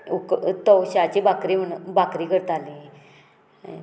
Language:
Konkani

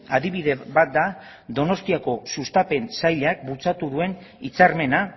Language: Basque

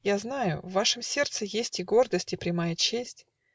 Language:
Russian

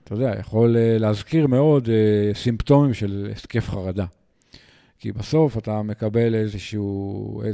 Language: Hebrew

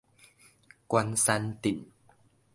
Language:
Min Nan Chinese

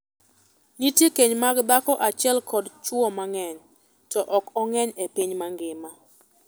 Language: Luo (Kenya and Tanzania)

